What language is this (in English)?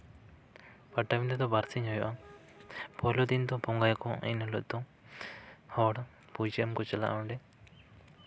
Santali